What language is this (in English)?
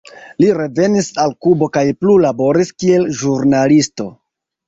Esperanto